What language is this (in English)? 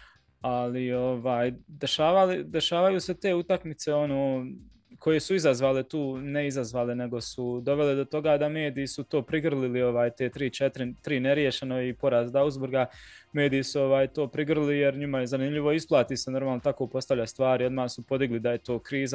Croatian